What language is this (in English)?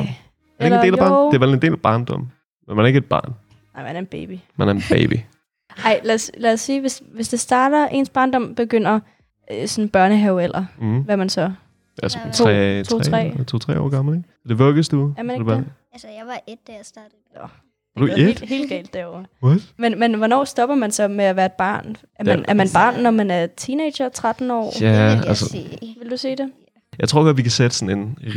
Danish